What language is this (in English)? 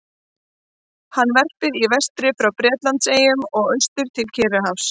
Icelandic